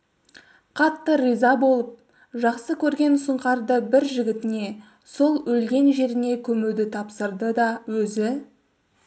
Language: Kazakh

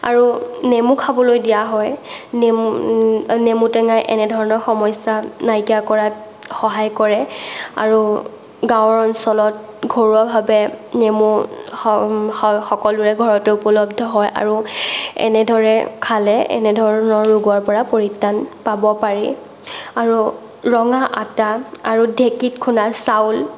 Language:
Assamese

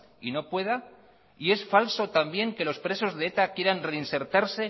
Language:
Spanish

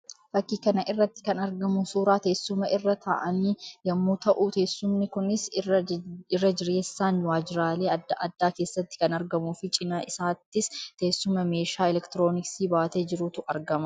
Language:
Oromo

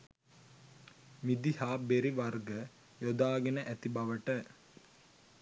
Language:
Sinhala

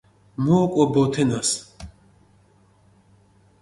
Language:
Mingrelian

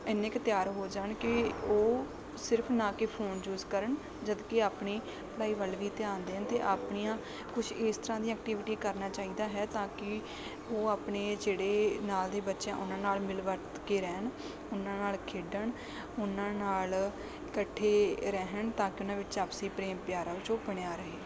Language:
Punjabi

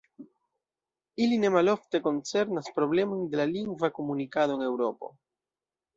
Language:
Esperanto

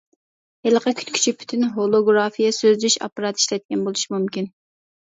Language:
Uyghur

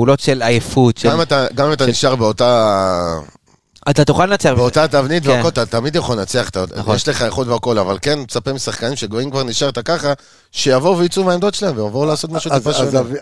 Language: Hebrew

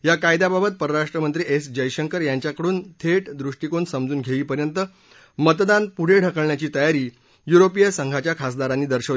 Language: Marathi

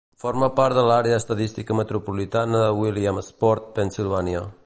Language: Catalan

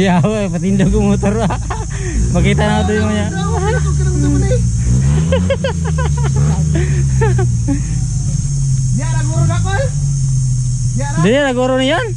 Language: Filipino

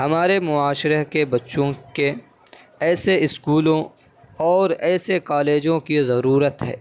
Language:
Urdu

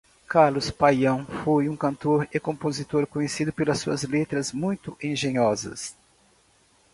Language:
Portuguese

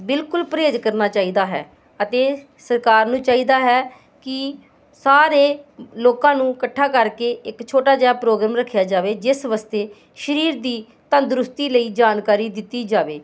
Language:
Punjabi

